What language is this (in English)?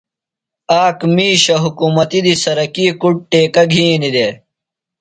Phalura